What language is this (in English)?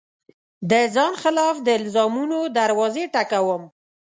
Pashto